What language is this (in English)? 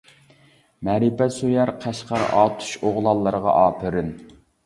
Uyghur